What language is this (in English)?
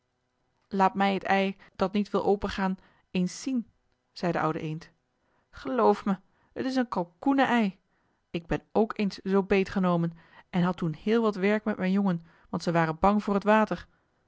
Dutch